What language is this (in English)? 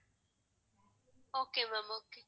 Tamil